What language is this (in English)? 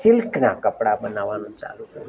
Gujarati